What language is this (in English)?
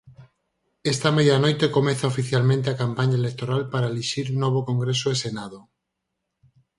Galician